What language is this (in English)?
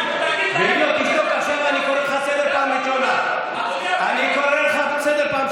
Hebrew